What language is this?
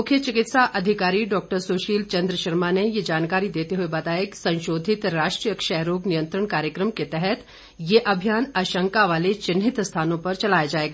Hindi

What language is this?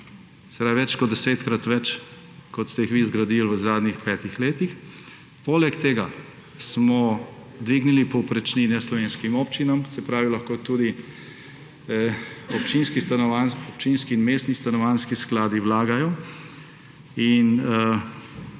Slovenian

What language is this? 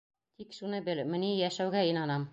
Bashkir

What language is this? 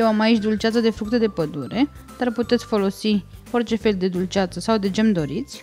Romanian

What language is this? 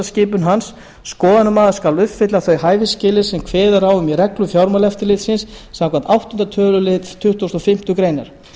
Icelandic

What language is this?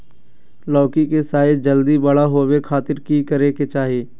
Magahi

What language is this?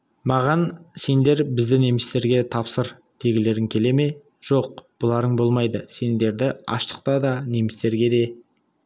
Kazakh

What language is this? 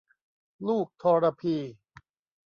Thai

